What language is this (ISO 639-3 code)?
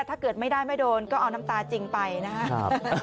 tha